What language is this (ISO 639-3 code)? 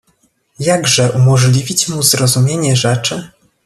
pol